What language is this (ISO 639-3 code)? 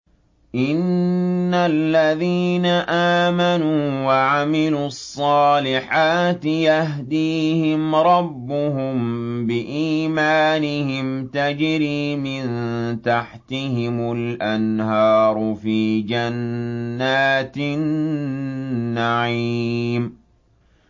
ara